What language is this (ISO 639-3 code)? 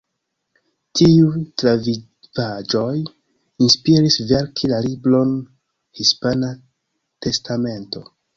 epo